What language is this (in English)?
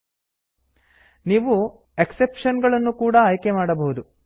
Kannada